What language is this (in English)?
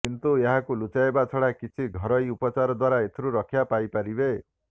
Odia